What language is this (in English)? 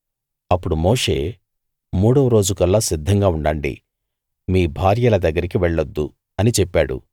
Telugu